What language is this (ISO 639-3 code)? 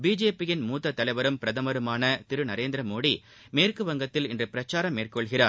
tam